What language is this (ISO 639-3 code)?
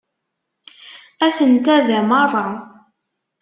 kab